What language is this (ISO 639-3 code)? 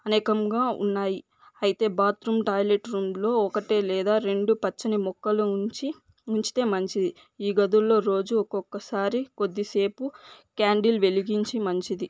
tel